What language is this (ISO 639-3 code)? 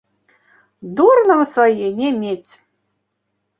bel